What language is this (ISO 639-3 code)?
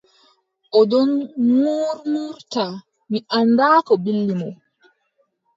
fub